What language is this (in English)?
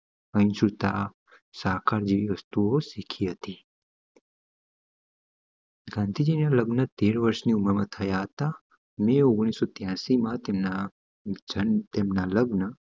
Gujarati